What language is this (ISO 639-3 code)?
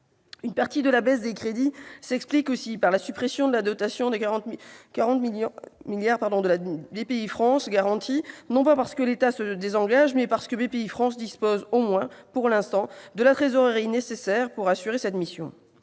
fra